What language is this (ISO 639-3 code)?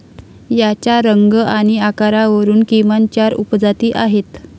mar